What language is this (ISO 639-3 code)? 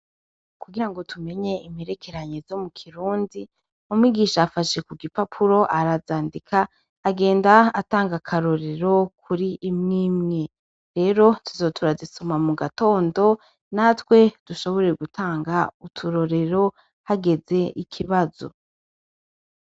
run